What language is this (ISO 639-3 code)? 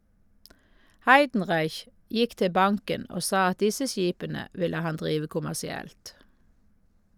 nor